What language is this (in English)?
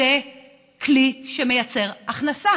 Hebrew